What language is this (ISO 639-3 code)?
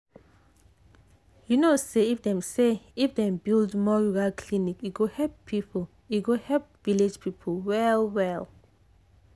pcm